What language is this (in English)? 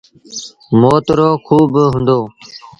Sindhi Bhil